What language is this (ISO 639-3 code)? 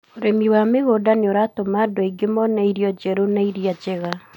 kik